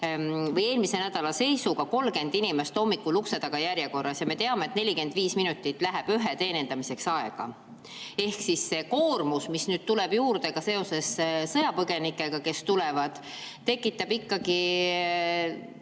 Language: Estonian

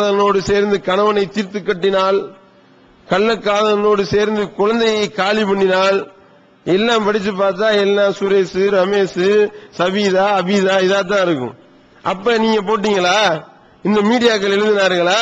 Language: Hindi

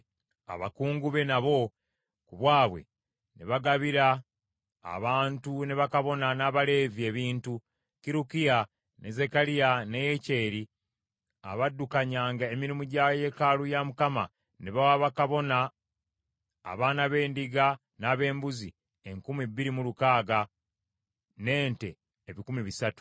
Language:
Ganda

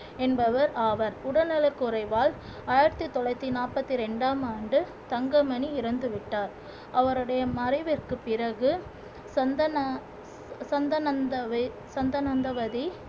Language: Tamil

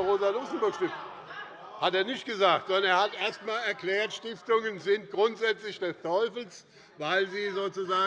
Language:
German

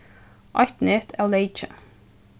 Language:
Faroese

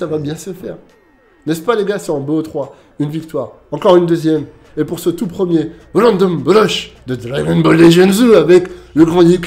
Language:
French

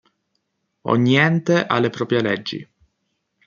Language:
Italian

